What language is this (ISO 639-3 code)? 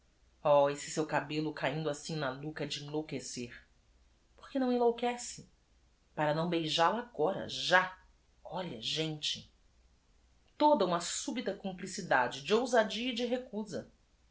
por